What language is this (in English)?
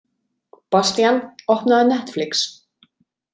Icelandic